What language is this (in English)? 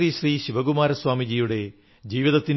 Malayalam